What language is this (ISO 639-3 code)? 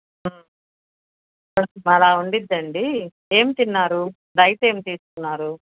tel